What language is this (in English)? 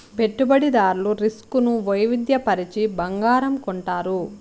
Telugu